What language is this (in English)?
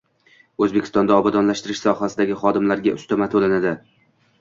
Uzbek